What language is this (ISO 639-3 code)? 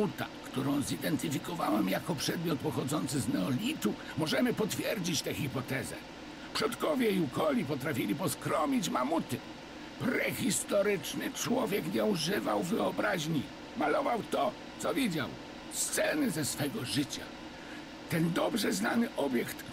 pol